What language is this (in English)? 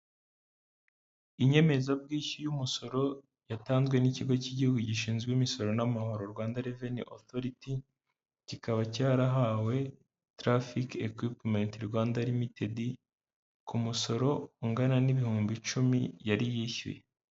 Kinyarwanda